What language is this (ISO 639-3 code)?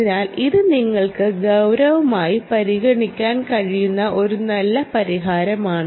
mal